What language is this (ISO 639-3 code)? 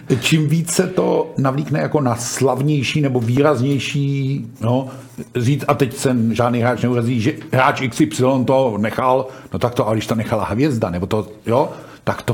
ces